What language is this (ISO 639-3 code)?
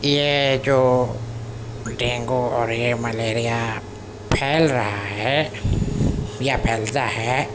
urd